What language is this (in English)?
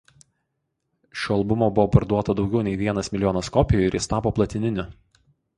Lithuanian